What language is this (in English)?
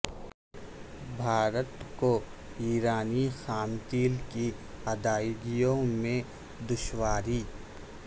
Urdu